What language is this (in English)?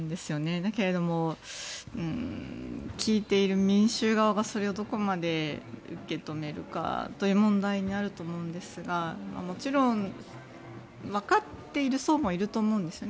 Japanese